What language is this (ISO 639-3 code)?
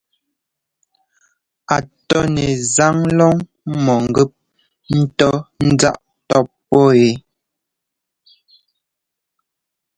jgo